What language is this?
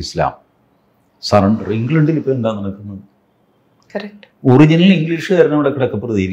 Malayalam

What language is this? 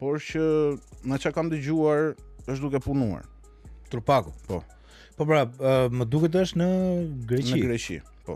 Romanian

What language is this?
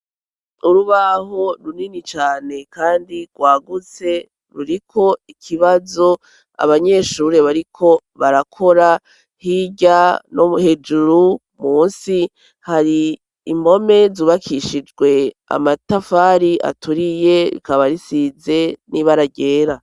Rundi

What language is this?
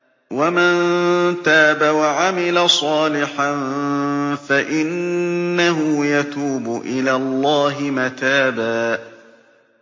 Arabic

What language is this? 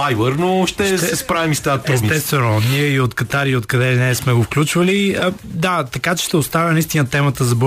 Bulgarian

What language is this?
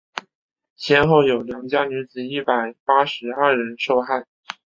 Chinese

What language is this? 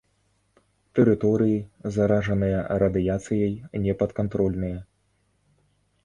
Belarusian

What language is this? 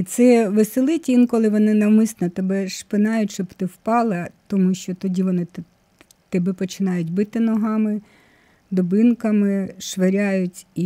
Ukrainian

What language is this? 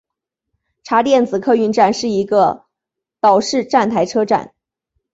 Chinese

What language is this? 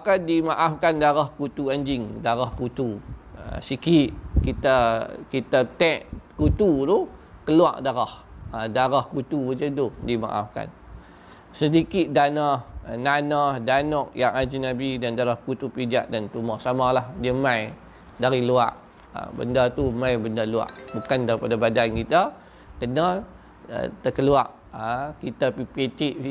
Malay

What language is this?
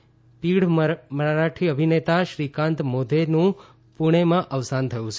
Gujarati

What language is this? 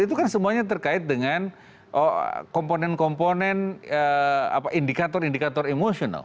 Indonesian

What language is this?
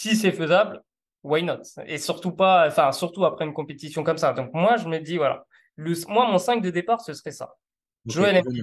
French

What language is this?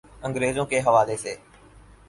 Urdu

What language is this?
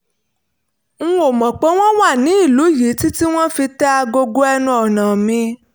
Yoruba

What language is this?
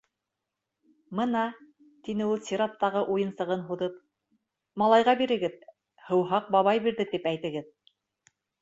Bashkir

